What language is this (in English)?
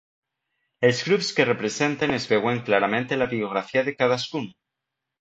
Catalan